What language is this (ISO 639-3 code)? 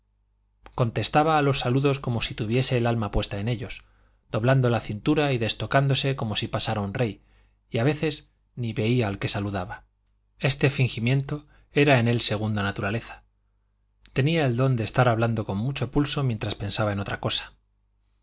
spa